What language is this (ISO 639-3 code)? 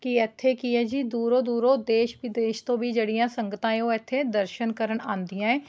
pan